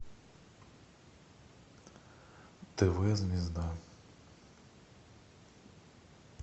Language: Russian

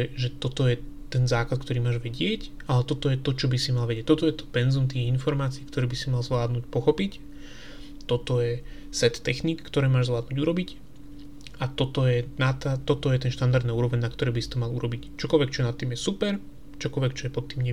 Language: Slovak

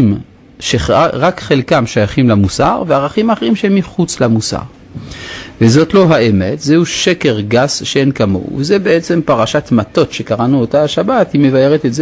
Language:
Hebrew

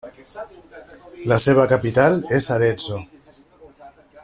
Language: Catalan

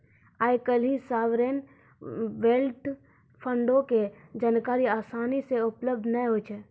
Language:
Maithili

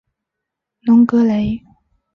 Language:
Chinese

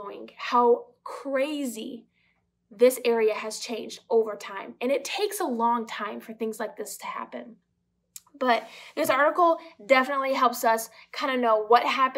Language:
English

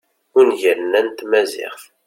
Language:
Kabyle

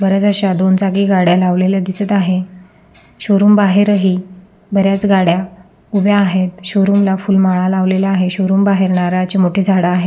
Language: Marathi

